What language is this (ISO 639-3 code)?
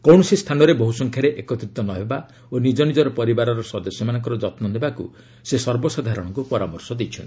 ori